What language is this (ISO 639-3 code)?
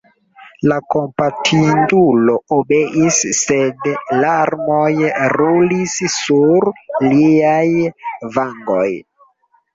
epo